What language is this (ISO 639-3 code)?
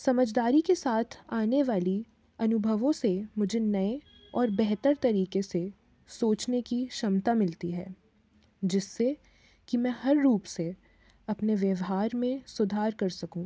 hin